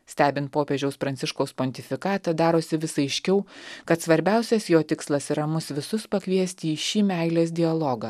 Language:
Lithuanian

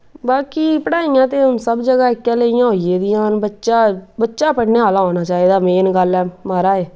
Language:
Dogri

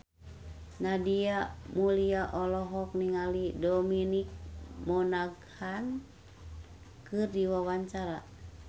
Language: Sundanese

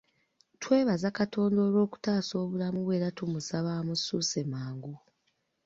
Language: Ganda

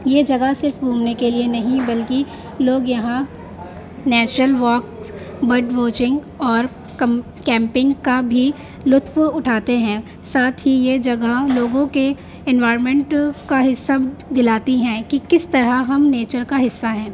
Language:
Urdu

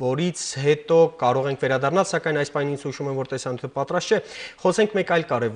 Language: Romanian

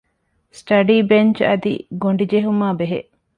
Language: Divehi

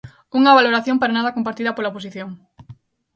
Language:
Galician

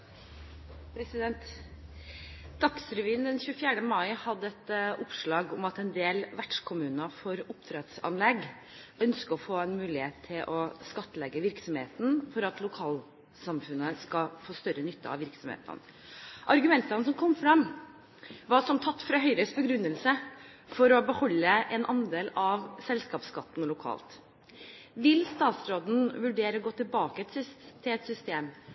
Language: Norwegian Bokmål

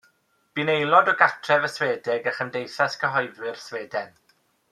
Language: Welsh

